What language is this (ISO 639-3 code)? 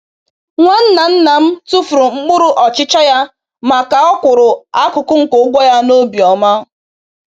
ibo